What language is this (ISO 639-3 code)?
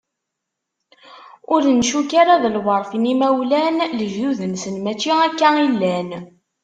kab